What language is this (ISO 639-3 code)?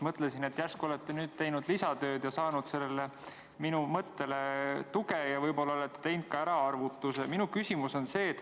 est